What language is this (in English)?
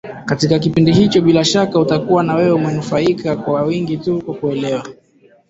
Swahili